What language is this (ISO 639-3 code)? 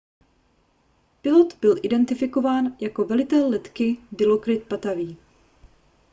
ces